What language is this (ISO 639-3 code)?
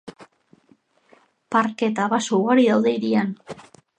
eus